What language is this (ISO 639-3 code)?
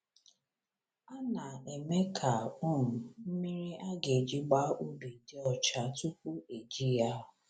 ibo